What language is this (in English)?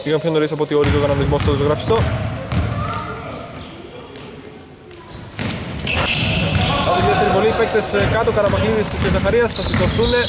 Greek